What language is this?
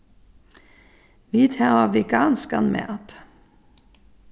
Faroese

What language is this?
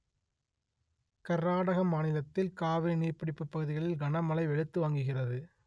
Tamil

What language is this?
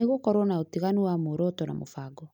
Kikuyu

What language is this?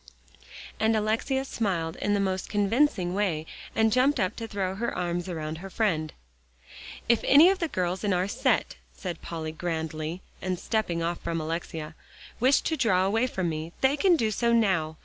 English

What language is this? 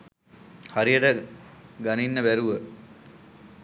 Sinhala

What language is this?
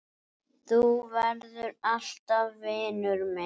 Icelandic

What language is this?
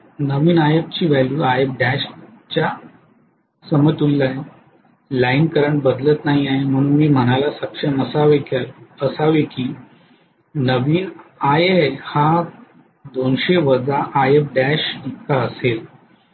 Marathi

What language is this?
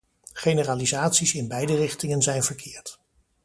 Dutch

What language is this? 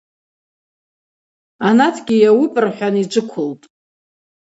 Abaza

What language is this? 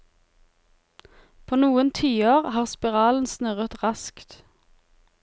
Norwegian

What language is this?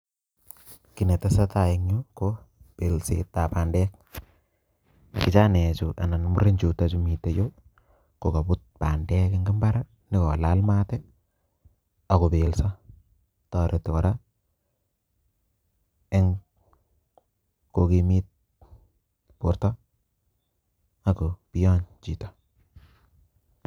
Kalenjin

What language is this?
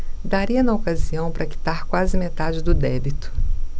Portuguese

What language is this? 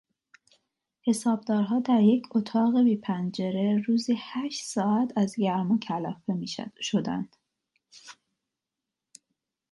Persian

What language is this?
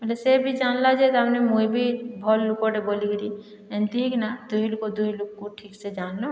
Odia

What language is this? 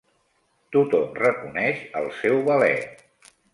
Catalan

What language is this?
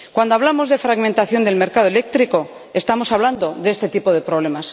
Spanish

